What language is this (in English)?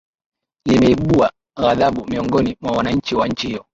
Swahili